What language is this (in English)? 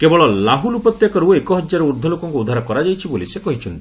Odia